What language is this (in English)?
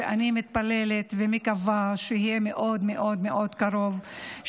Hebrew